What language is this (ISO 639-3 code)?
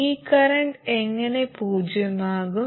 mal